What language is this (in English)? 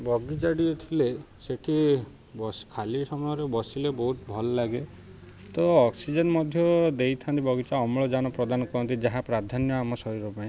Odia